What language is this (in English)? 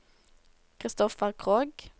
Norwegian